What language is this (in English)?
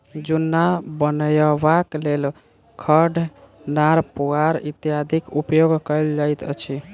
Maithili